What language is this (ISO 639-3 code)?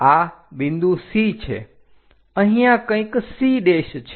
guj